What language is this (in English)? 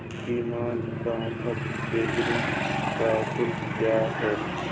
Hindi